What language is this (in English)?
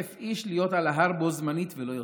Hebrew